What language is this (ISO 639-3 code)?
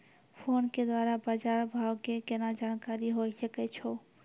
mai